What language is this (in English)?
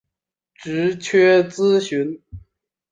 Chinese